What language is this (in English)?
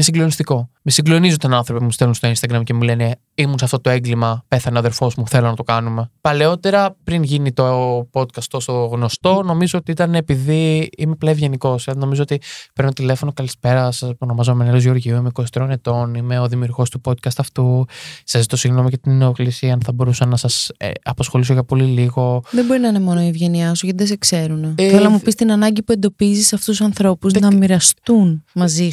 Greek